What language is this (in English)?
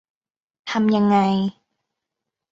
Thai